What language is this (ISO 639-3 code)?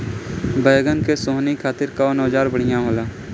bho